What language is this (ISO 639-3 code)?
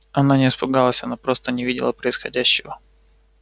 rus